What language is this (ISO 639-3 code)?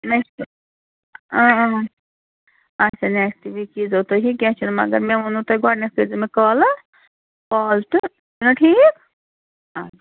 kas